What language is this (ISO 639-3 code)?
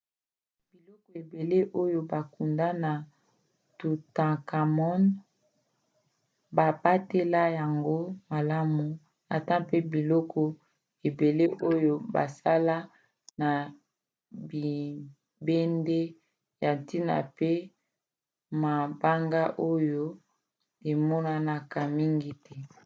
lin